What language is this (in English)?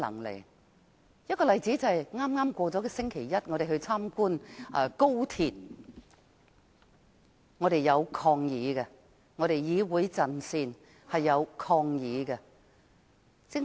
Cantonese